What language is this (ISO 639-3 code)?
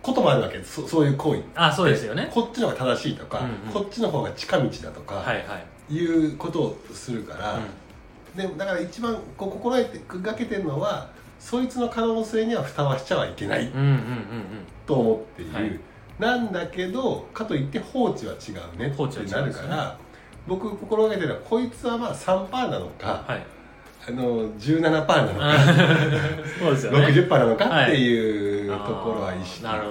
jpn